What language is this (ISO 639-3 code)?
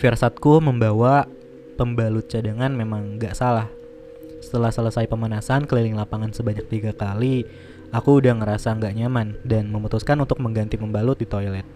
ind